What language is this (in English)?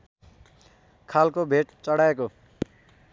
Nepali